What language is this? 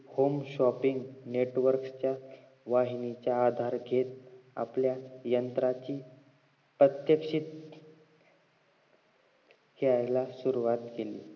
Marathi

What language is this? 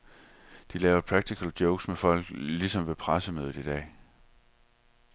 Danish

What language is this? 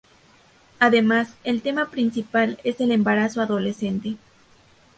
Spanish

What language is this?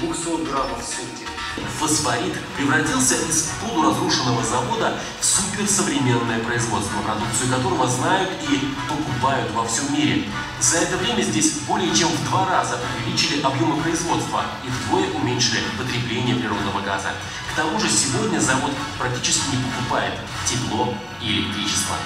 Russian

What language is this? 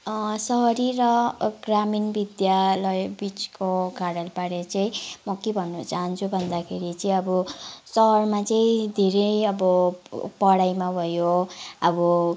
Nepali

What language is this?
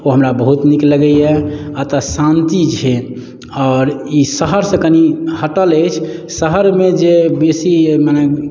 Maithili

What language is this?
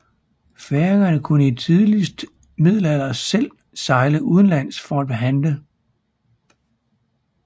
Danish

